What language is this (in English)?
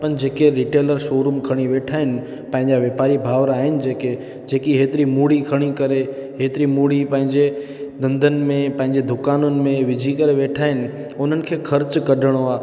Sindhi